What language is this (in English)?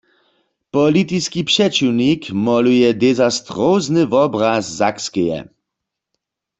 Upper Sorbian